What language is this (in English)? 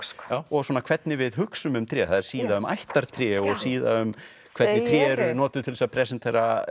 Icelandic